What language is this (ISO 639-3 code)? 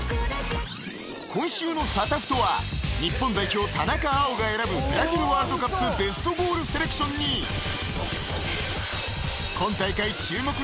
jpn